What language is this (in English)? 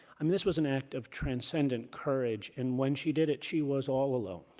English